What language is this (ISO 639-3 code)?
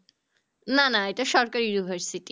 ben